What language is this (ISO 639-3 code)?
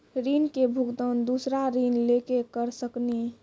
mai